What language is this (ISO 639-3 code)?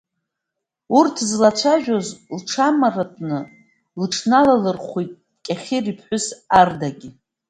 abk